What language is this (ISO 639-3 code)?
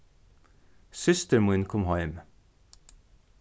fao